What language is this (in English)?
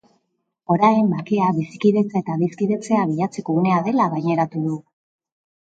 Basque